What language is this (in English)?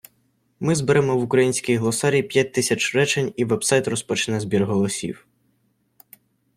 Ukrainian